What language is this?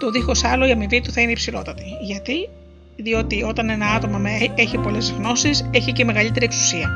Greek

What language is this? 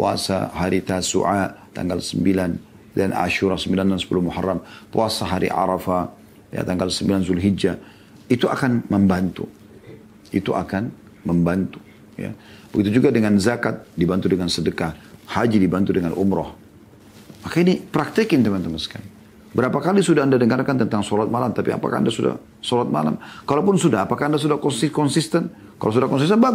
Indonesian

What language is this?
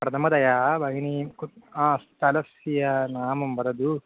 Sanskrit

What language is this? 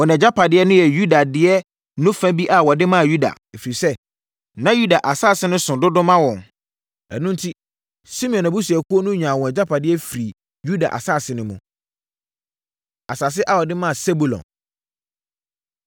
Akan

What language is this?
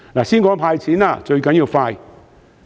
Cantonese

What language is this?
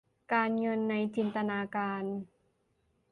Thai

